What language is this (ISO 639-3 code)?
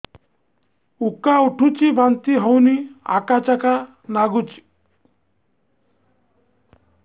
ori